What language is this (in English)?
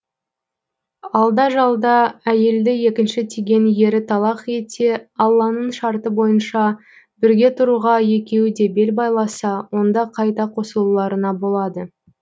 Kazakh